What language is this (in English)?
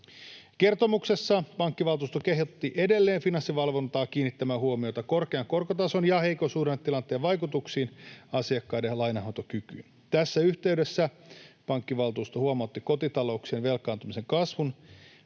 Finnish